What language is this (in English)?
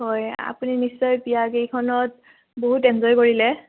Assamese